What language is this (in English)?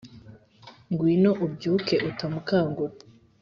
Kinyarwanda